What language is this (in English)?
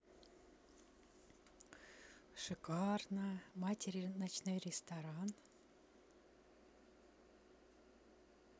Russian